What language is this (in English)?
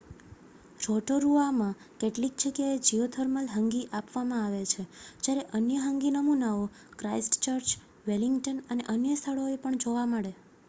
Gujarati